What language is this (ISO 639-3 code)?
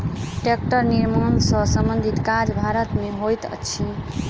mai